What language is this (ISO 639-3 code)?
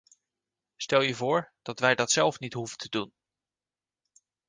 nld